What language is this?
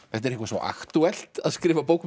Icelandic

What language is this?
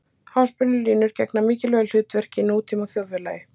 Icelandic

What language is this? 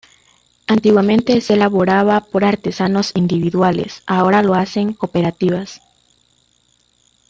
Spanish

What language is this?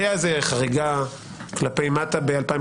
Hebrew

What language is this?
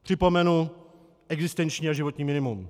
Czech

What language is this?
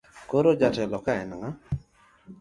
Luo (Kenya and Tanzania)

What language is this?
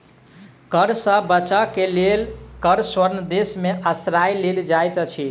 Maithili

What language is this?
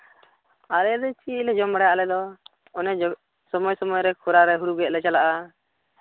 Santali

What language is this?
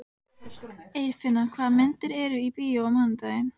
Icelandic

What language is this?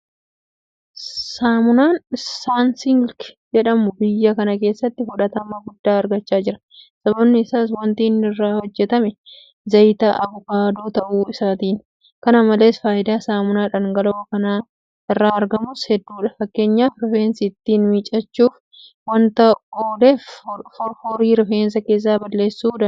Oromo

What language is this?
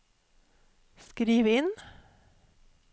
Norwegian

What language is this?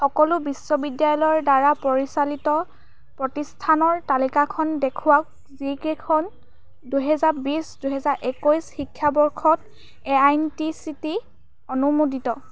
Assamese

